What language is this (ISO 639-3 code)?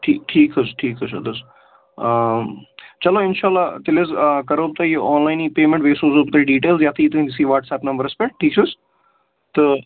kas